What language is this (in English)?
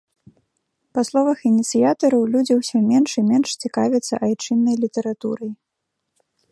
Belarusian